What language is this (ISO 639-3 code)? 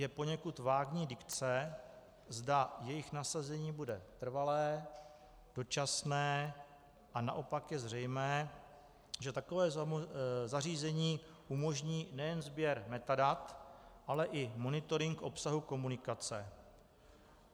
ces